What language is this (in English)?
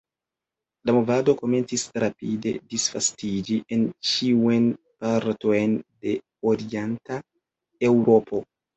Esperanto